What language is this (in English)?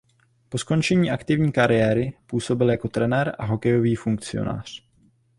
Czech